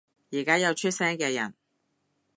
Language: Cantonese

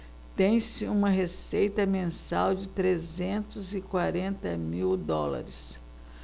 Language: Portuguese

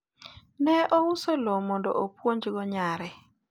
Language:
Luo (Kenya and Tanzania)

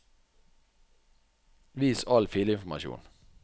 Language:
Norwegian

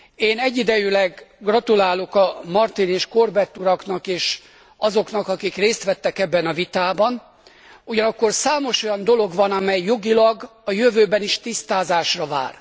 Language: Hungarian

